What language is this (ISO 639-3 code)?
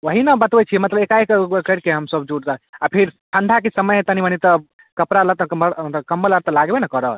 mai